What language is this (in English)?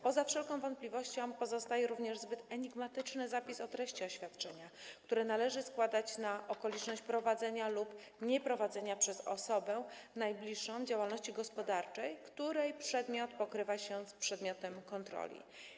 Polish